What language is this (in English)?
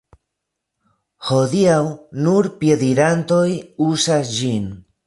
Esperanto